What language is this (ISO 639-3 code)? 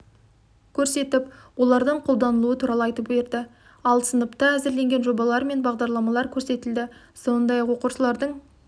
kaz